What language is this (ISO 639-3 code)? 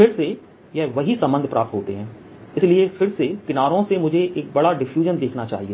hin